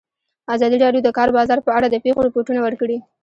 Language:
Pashto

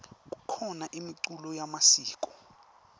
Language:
Swati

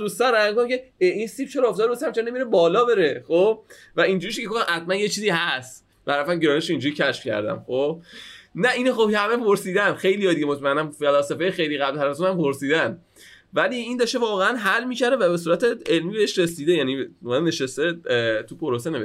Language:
Persian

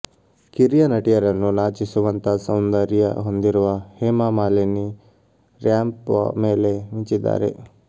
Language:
Kannada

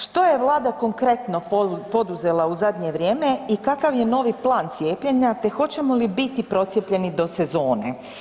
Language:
Croatian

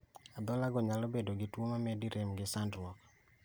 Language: Luo (Kenya and Tanzania)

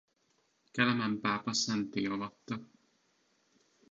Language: Hungarian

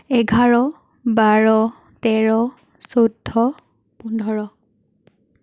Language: Assamese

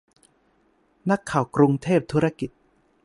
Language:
Thai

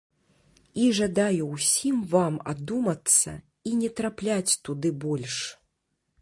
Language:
Belarusian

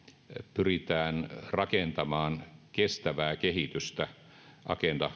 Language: Finnish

